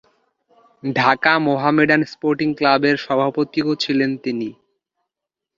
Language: Bangla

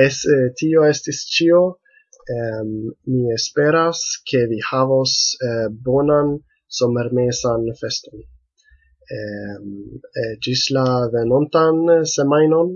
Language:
Italian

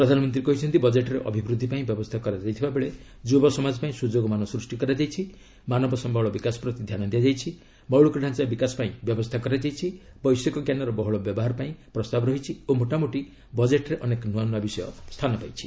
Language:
Odia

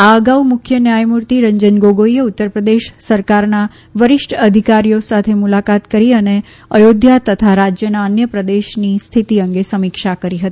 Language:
Gujarati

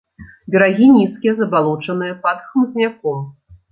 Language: Belarusian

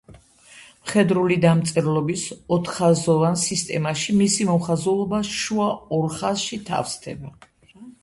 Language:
Georgian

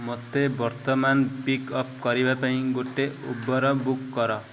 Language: Odia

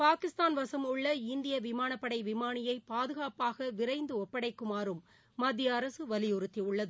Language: Tamil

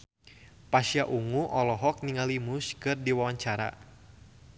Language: Sundanese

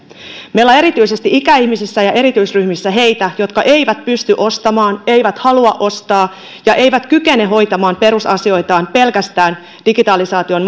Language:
Finnish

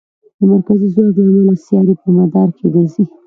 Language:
Pashto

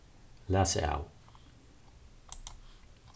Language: Faroese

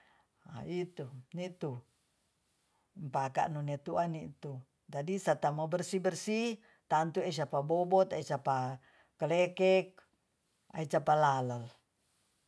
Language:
Tonsea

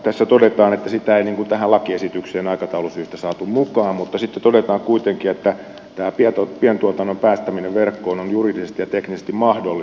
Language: Finnish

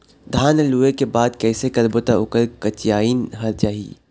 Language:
Chhattisgarhi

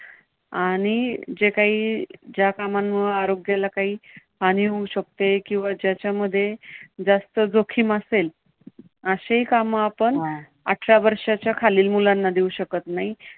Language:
Marathi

